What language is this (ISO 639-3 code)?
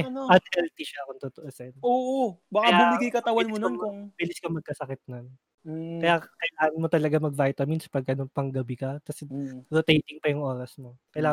fil